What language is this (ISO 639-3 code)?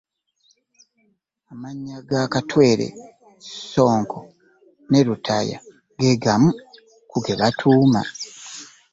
lug